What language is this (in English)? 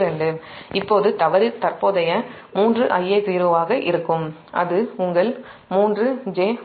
Tamil